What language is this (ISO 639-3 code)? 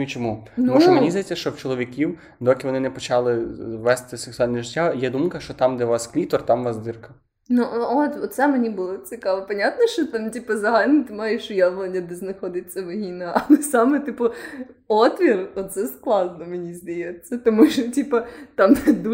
ukr